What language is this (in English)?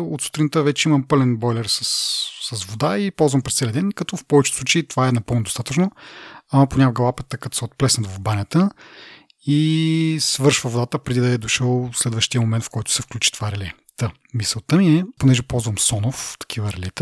Bulgarian